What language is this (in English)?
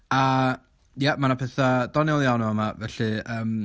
Welsh